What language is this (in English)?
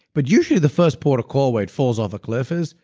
English